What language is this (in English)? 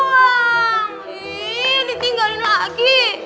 Indonesian